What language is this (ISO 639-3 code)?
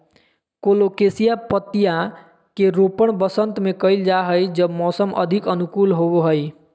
mag